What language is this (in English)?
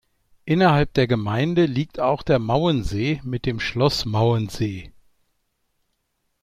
German